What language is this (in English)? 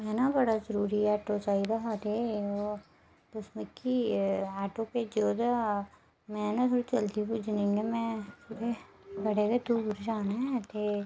Dogri